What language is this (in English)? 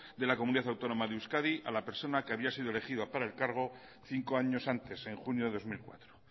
Spanish